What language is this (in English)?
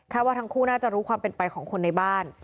Thai